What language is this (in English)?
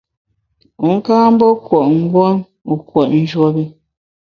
Bamun